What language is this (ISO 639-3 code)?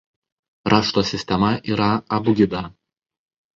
lit